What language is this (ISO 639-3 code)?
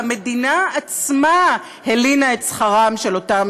heb